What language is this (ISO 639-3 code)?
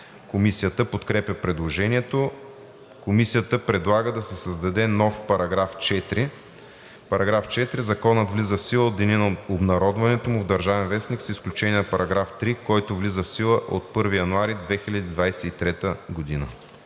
bul